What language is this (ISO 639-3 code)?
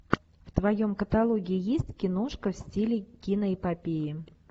rus